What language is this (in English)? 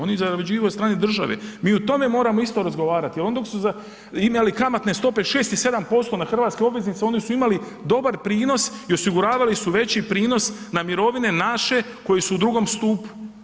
Croatian